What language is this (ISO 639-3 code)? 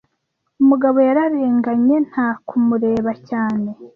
kin